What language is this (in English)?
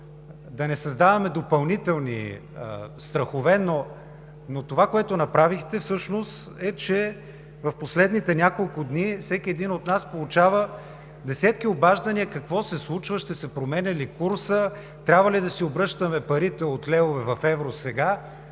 Bulgarian